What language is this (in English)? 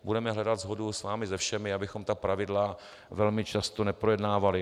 Czech